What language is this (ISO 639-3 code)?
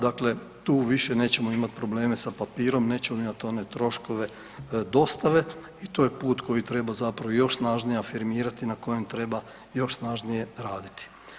hrv